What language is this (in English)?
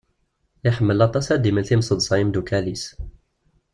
Kabyle